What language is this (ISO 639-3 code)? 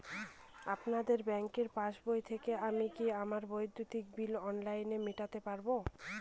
ben